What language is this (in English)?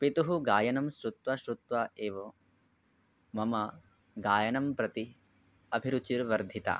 Sanskrit